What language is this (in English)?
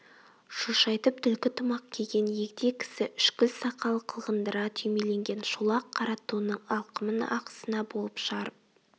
Kazakh